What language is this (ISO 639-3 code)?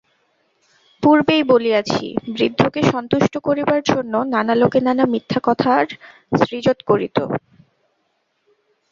ben